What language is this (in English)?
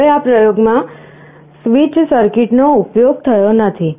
Gujarati